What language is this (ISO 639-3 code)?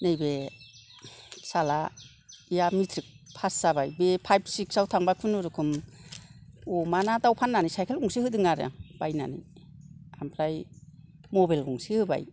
brx